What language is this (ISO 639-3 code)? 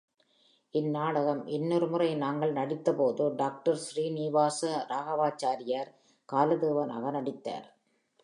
tam